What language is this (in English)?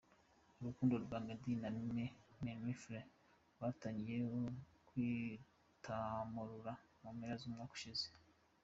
Kinyarwanda